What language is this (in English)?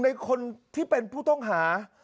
Thai